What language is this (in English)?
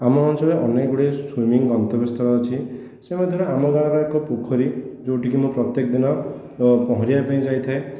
Odia